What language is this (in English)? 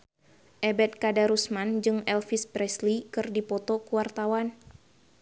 Sundanese